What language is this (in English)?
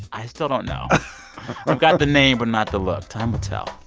English